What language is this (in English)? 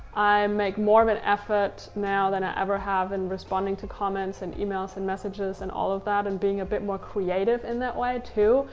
English